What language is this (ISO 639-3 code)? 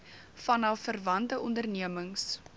afr